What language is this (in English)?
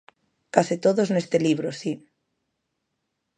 Galician